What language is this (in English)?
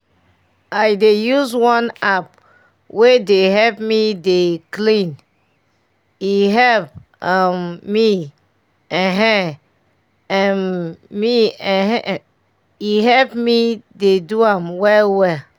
Nigerian Pidgin